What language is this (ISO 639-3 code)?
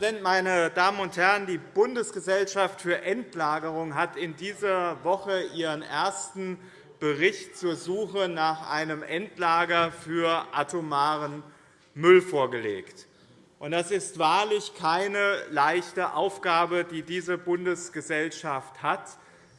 deu